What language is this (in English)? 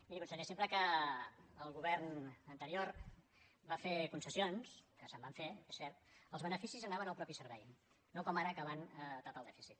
Catalan